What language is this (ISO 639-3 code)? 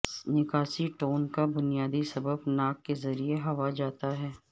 urd